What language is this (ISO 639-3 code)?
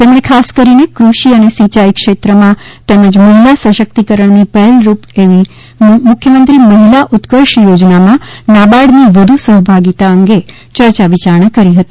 guj